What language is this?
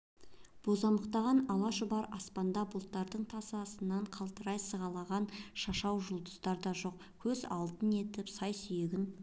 Kazakh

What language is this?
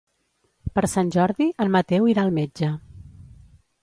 Catalan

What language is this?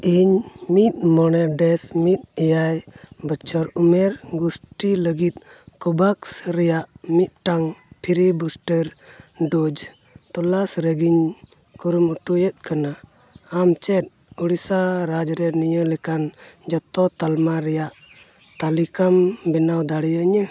Santali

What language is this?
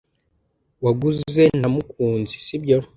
Kinyarwanda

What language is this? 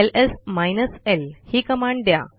Marathi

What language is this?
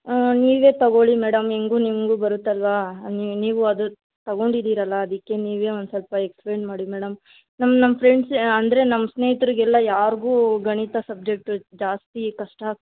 Kannada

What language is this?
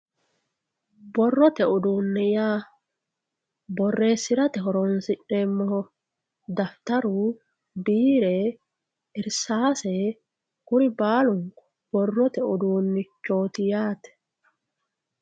Sidamo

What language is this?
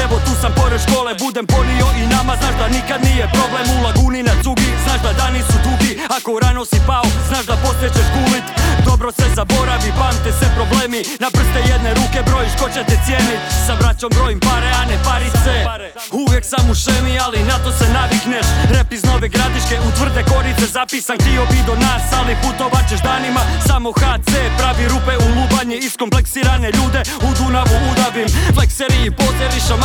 Croatian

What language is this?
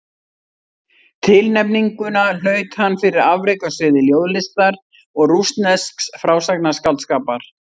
Icelandic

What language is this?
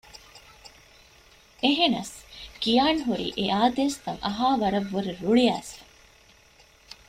Divehi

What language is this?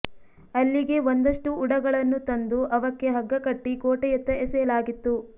Kannada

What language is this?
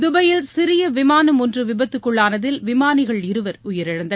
Tamil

